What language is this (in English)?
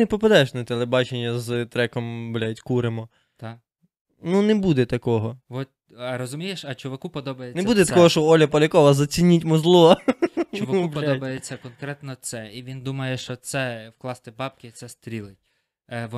Ukrainian